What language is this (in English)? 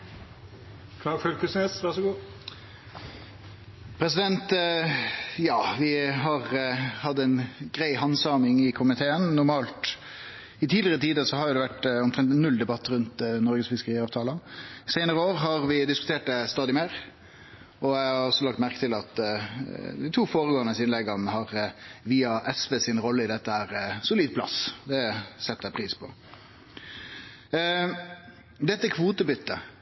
Norwegian Nynorsk